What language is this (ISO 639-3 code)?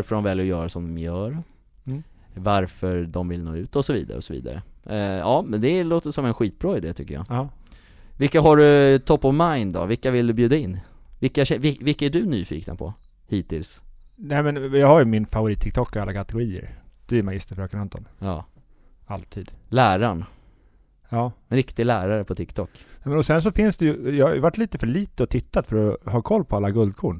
swe